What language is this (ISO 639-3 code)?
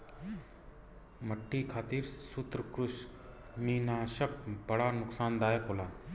bho